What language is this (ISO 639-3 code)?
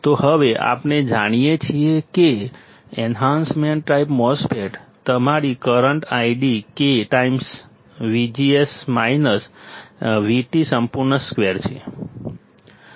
guj